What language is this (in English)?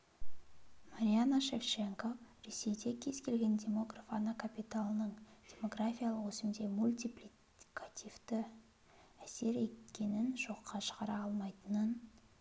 Kazakh